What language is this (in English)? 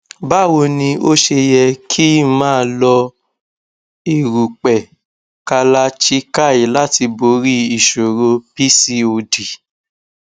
Yoruba